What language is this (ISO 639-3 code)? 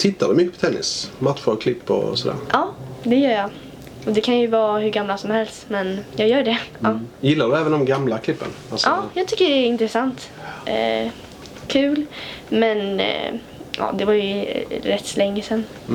swe